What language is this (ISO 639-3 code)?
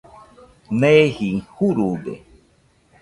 hux